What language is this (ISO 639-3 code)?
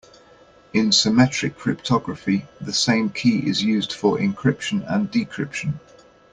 eng